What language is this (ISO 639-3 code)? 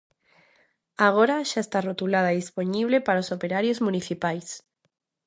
glg